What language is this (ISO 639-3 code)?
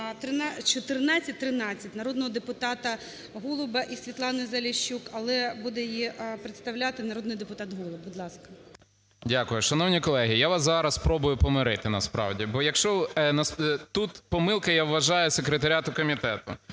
ukr